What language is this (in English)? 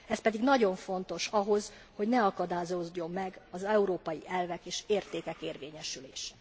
Hungarian